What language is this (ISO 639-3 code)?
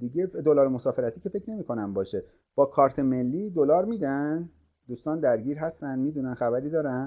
fas